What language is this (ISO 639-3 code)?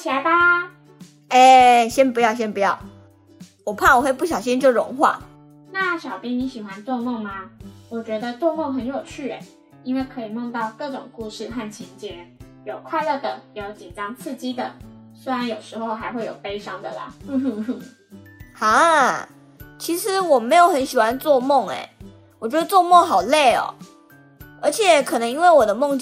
zho